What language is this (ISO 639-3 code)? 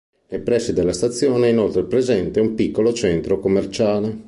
ita